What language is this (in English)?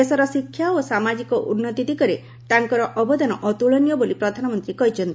Odia